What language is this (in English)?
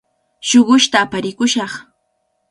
Cajatambo North Lima Quechua